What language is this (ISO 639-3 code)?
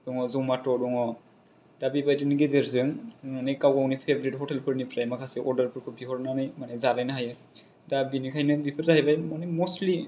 brx